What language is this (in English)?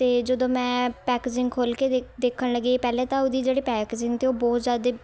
Punjabi